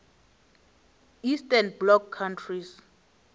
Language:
Northern Sotho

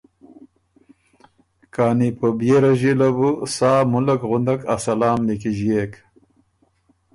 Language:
Ormuri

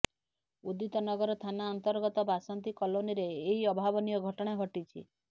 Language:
Odia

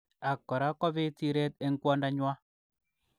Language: Kalenjin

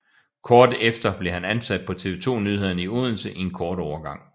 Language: Danish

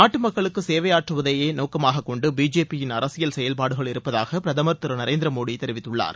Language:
Tamil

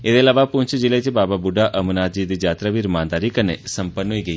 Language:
Dogri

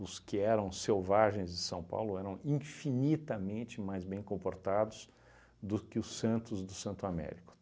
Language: Portuguese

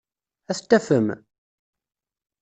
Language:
Kabyle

